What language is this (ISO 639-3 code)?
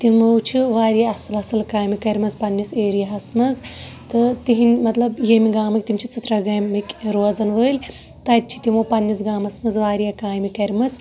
kas